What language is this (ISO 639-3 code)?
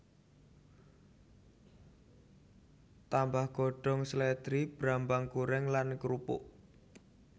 jav